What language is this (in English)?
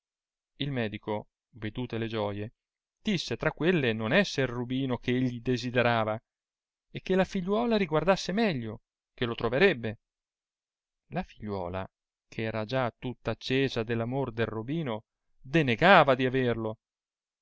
Italian